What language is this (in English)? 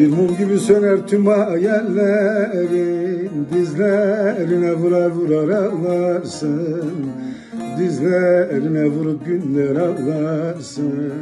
Turkish